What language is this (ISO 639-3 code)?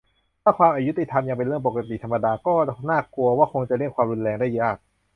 tha